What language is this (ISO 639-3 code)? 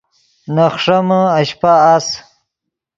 ydg